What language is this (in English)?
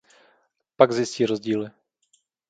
Czech